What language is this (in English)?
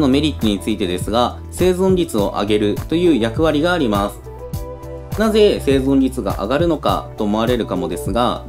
Japanese